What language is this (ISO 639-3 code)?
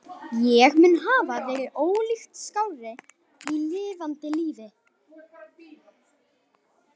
isl